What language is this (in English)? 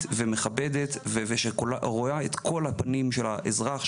Hebrew